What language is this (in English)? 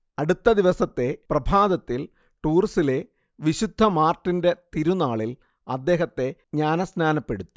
Malayalam